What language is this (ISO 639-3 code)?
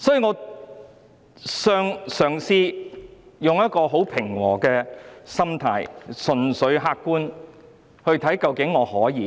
yue